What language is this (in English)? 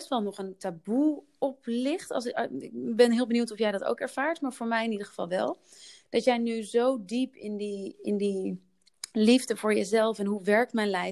Dutch